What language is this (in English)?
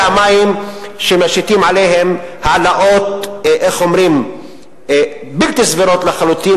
Hebrew